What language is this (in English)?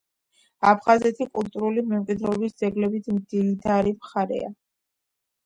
Georgian